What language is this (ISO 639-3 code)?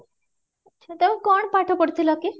ori